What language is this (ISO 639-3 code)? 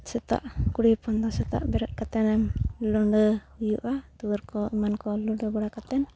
sat